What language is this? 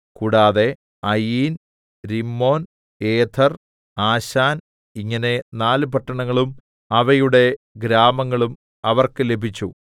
Malayalam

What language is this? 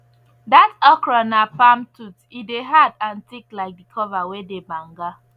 Nigerian Pidgin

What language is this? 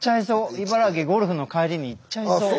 Japanese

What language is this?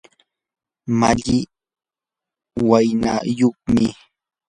Yanahuanca Pasco Quechua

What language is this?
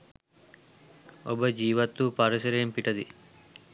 Sinhala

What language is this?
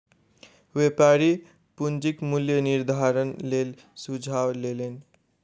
Maithili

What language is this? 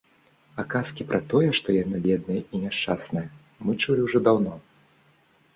Belarusian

